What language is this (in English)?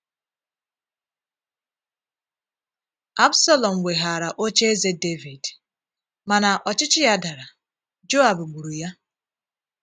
Igbo